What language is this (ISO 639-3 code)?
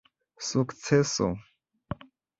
epo